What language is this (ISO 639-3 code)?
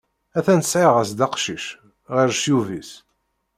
kab